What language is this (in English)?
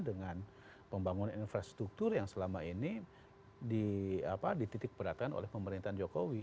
Indonesian